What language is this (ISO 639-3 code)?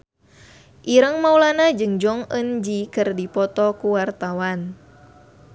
sun